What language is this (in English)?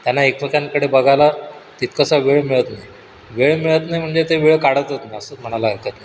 Marathi